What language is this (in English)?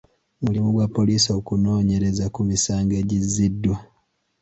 Ganda